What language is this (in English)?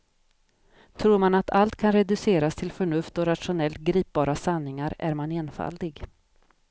Swedish